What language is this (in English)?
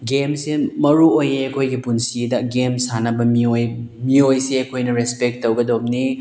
Manipuri